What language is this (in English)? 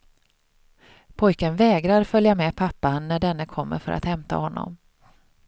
Swedish